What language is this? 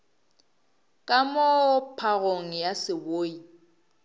Northern Sotho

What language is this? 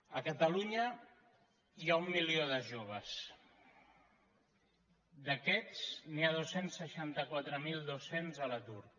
Catalan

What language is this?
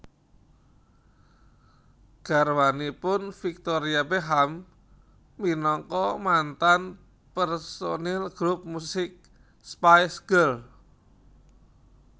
Javanese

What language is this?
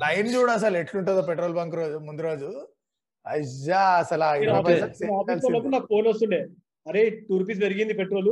Telugu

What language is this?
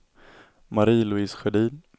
Swedish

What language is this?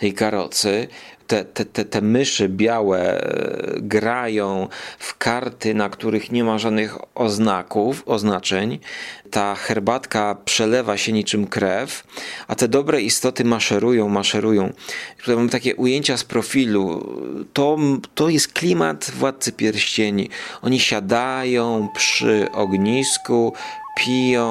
Polish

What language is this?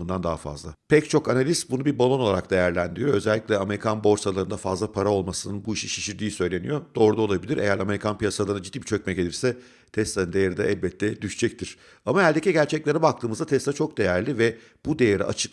Turkish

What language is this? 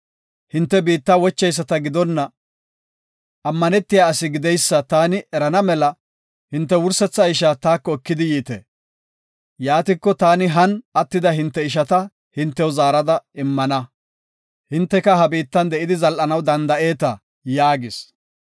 Gofa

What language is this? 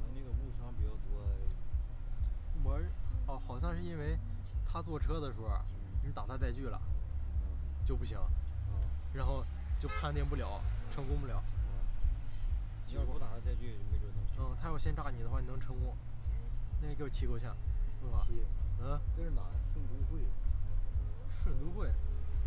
Chinese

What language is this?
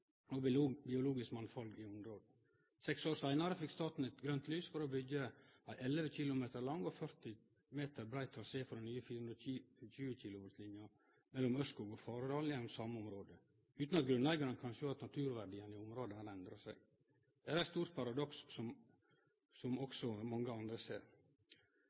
Norwegian Nynorsk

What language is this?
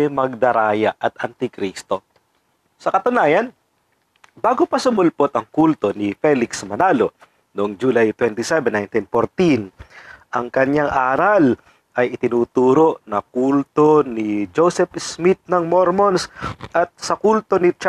Filipino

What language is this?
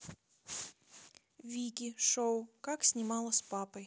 Russian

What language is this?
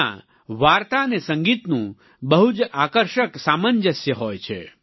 Gujarati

